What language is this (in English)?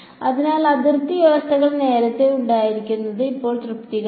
Malayalam